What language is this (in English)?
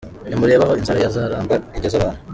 Kinyarwanda